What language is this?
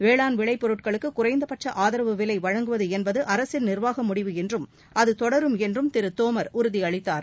Tamil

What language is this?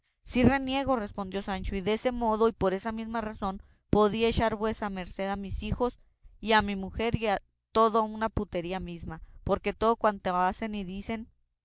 Spanish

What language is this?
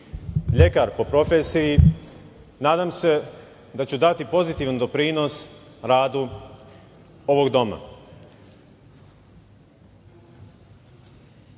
Serbian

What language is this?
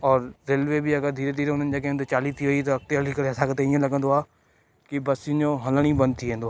Sindhi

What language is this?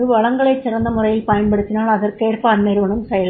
Tamil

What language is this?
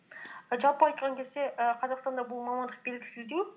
Kazakh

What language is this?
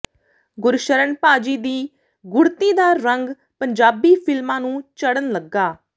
Punjabi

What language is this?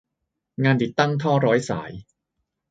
Thai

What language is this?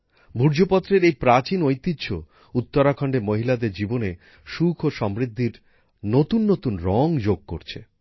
Bangla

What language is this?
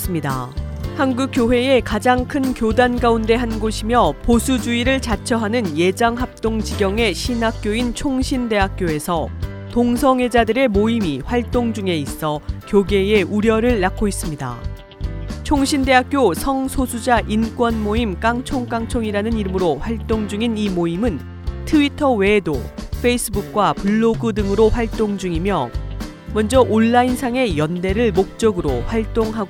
Korean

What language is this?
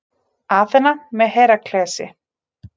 Icelandic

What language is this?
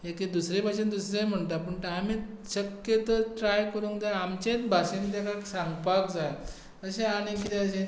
Konkani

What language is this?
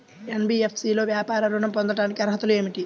Telugu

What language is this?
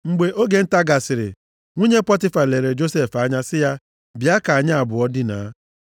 Igbo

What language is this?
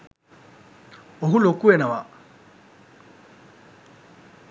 Sinhala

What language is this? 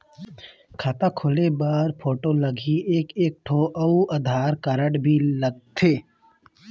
Chhattisgarhi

